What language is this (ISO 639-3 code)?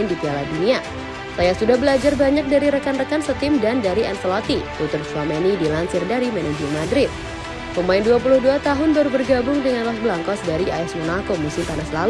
ind